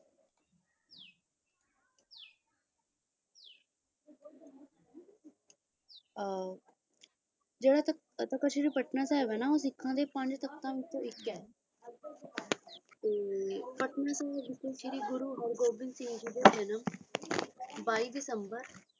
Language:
Punjabi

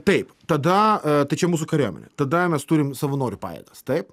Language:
Lithuanian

